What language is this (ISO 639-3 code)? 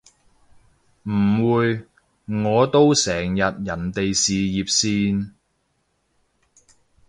yue